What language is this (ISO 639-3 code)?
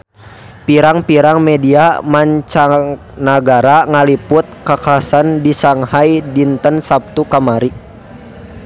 sun